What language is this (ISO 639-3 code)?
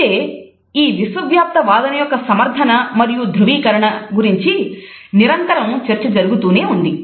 tel